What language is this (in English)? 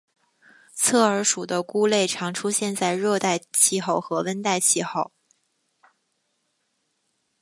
Chinese